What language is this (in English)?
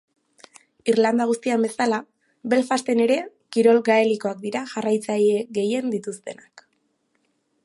Basque